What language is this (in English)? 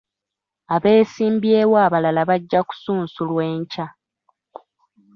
Ganda